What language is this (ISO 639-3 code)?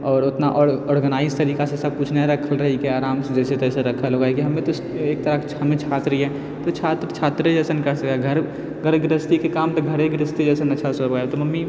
mai